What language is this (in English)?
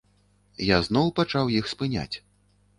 Belarusian